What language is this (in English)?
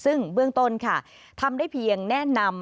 Thai